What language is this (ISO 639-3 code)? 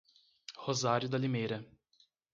por